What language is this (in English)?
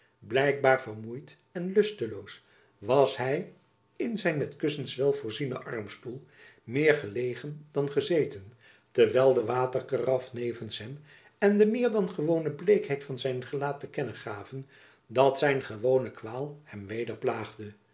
Dutch